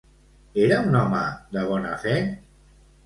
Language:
Catalan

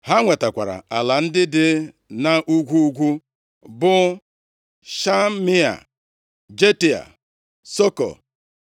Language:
Igbo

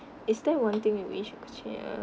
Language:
English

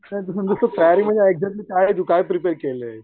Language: Marathi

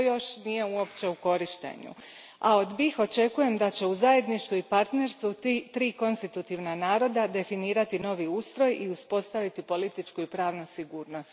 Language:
Croatian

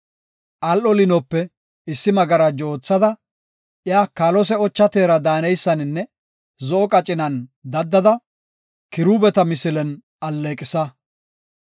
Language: Gofa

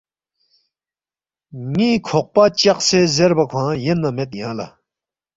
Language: Balti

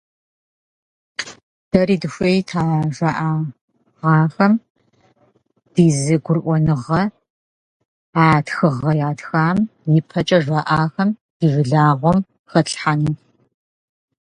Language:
Russian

